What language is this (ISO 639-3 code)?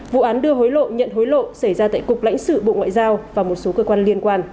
vie